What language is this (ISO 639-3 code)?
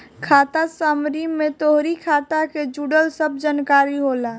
bho